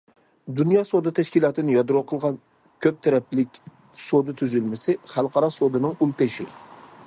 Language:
Uyghur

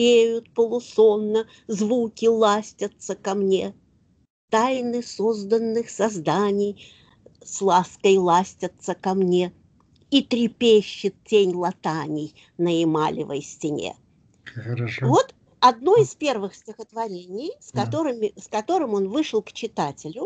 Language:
Russian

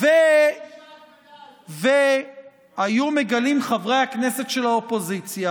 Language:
Hebrew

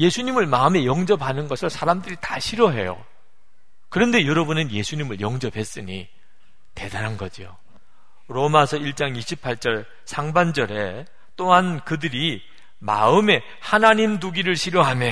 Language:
Korean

